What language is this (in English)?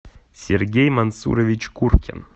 Russian